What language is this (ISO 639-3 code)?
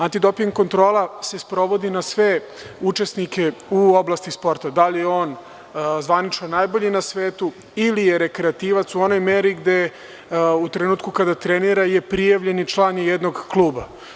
srp